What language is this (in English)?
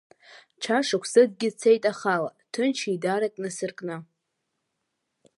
Abkhazian